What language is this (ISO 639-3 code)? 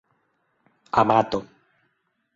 epo